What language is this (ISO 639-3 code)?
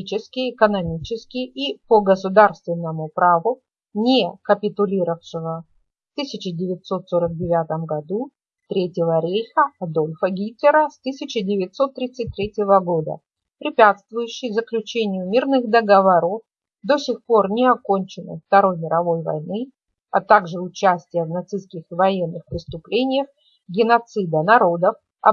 rus